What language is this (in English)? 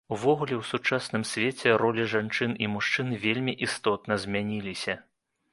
Belarusian